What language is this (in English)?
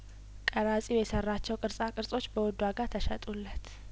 Amharic